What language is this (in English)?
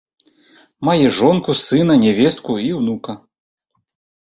Belarusian